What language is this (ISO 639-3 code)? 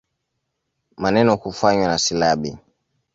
swa